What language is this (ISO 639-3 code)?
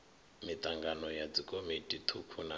ven